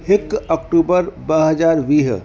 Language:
Sindhi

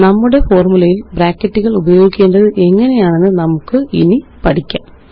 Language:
Malayalam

